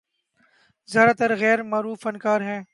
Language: Urdu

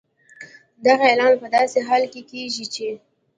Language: Pashto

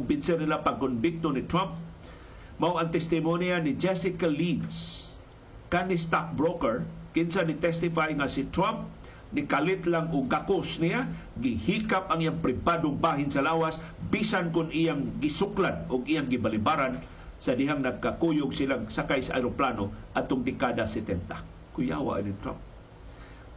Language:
Filipino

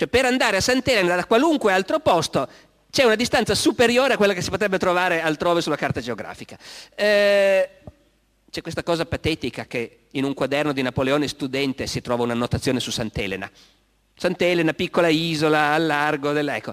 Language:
Italian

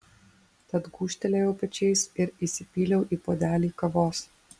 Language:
Lithuanian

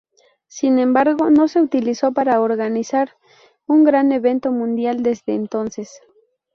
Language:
Spanish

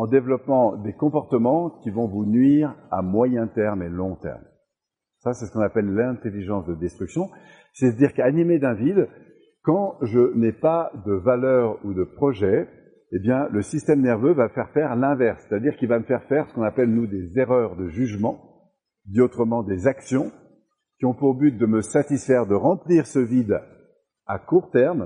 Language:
French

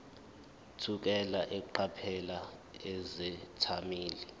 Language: Zulu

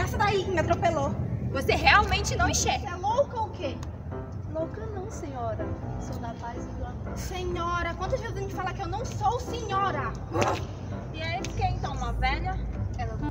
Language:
Portuguese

